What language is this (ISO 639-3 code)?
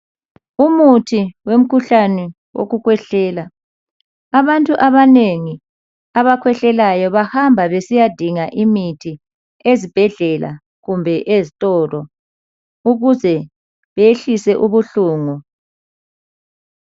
nde